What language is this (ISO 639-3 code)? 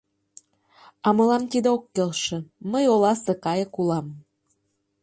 chm